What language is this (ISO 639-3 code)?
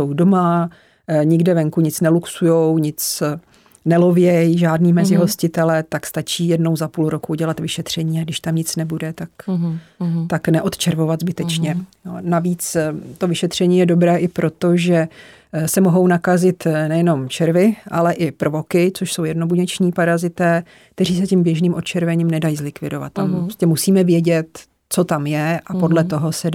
ces